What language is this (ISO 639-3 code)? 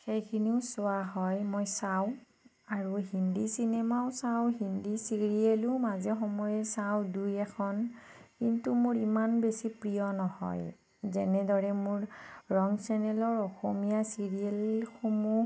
asm